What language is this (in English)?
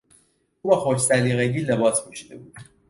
Persian